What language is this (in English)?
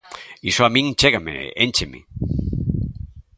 Galician